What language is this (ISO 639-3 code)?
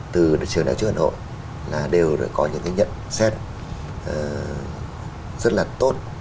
vie